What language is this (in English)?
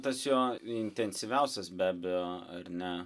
Lithuanian